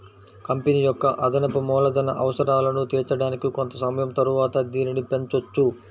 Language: Telugu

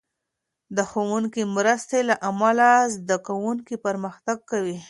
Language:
Pashto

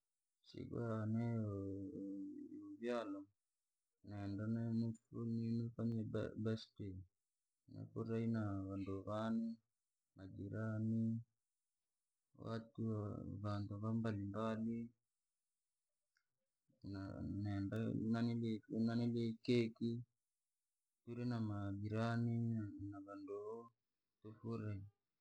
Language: Langi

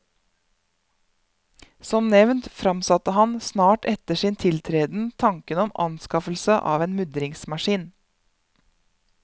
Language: Norwegian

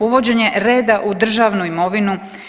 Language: Croatian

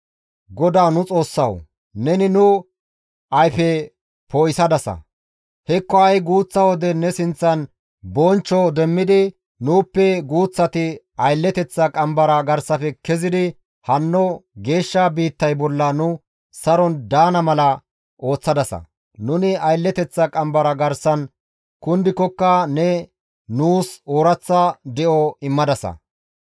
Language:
Gamo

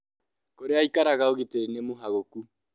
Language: Kikuyu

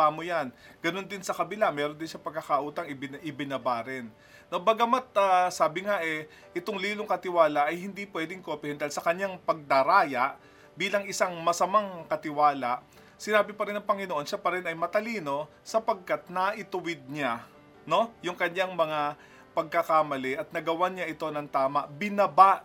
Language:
Filipino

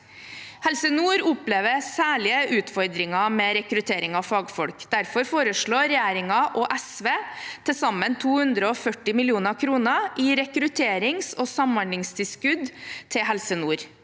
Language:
Norwegian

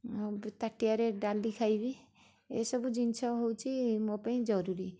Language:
Odia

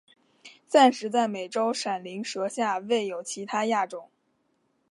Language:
Chinese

